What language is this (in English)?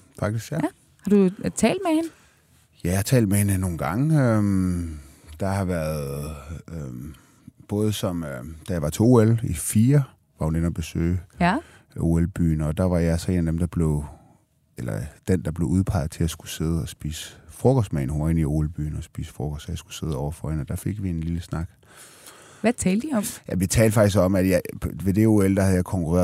Danish